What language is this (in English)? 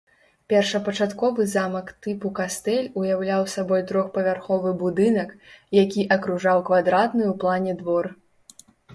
Belarusian